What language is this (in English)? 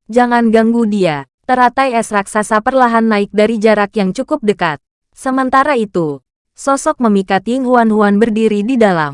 Indonesian